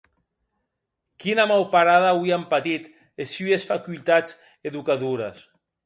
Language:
Occitan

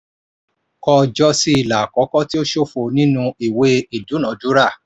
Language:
Yoruba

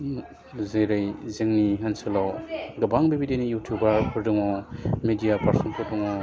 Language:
Bodo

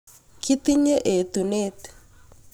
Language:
Kalenjin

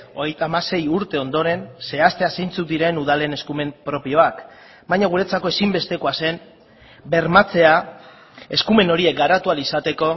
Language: Basque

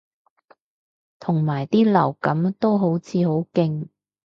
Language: Cantonese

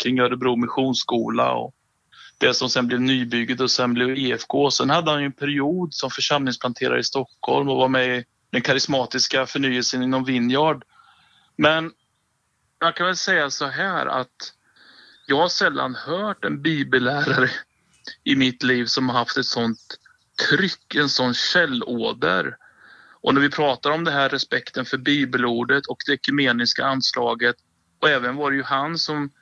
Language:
Swedish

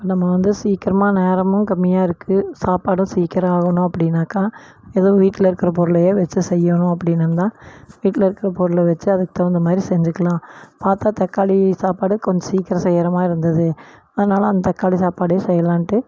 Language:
Tamil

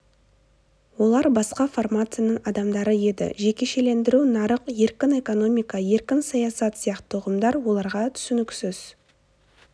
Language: Kazakh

